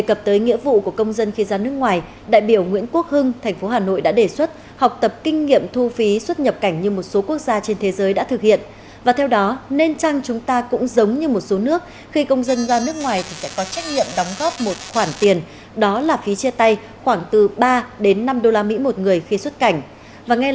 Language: Vietnamese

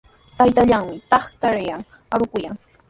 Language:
Sihuas Ancash Quechua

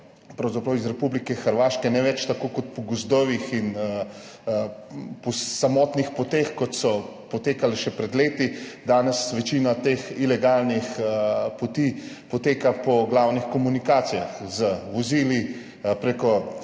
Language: Slovenian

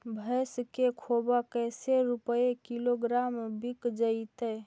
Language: Magahi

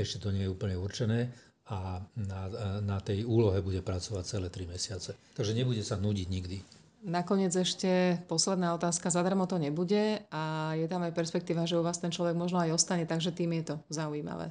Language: Slovak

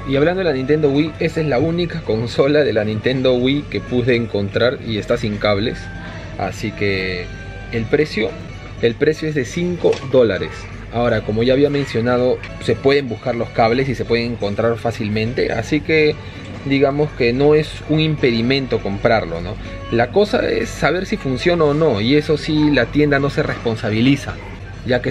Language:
Spanish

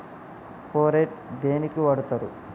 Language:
Telugu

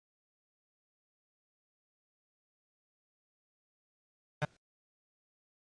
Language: Romanian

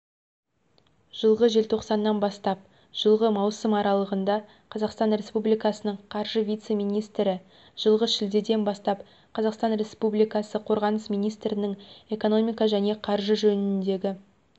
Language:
Kazakh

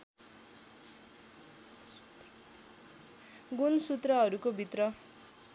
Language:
Nepali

